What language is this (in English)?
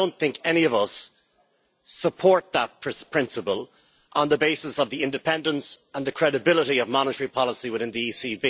English